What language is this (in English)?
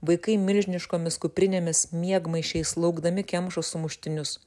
Lithuanian